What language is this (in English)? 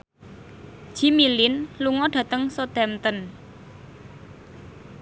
Javanese